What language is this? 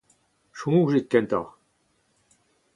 Breton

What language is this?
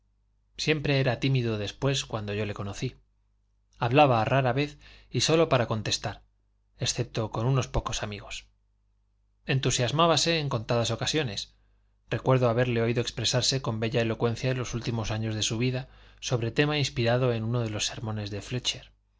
Spanish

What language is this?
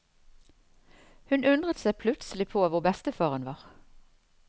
Norwegian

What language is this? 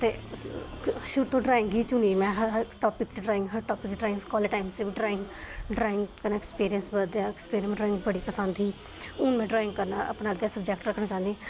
Dogri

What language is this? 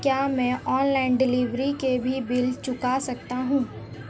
Hindi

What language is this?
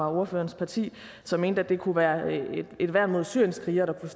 Danish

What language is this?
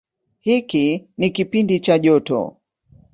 Swahili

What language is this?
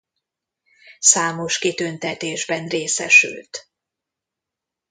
Hungarian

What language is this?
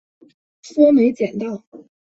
Chinese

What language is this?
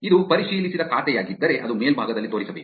Kannada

